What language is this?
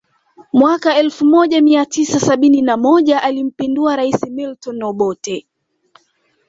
Swahili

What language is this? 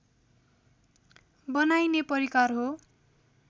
Nepali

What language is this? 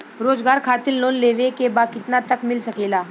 Bhojpuri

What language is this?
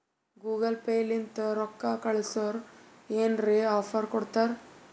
Kannada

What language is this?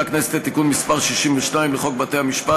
Hebrew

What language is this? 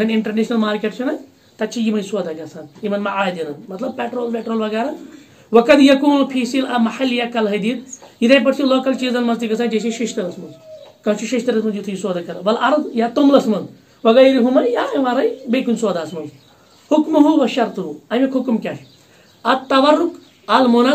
Turkish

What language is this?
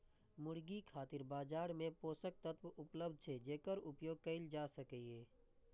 Maithili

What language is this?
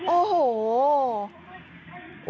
Thai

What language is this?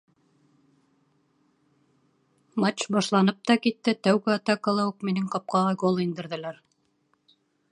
Bashkir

